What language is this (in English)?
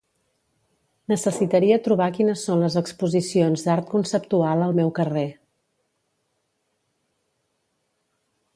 Catalan